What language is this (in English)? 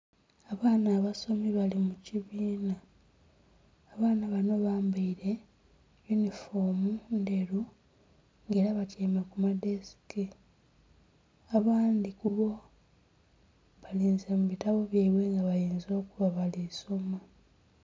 Soga